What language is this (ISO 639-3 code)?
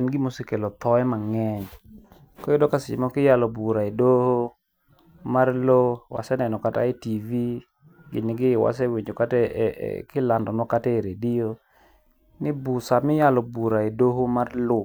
luo